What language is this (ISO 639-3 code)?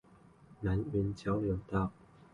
zho